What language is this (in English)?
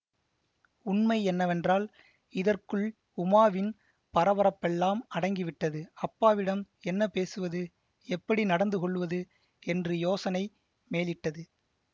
Tamil